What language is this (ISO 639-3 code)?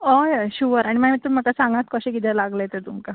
kok